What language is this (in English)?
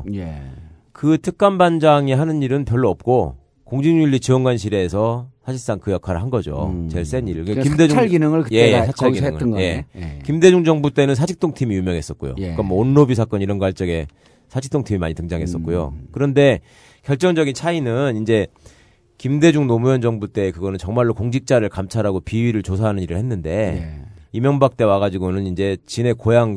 Korean